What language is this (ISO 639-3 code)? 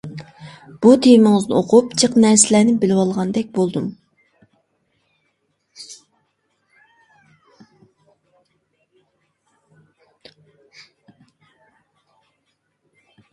uig